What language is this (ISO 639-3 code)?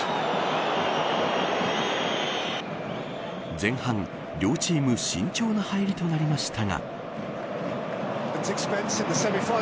jpn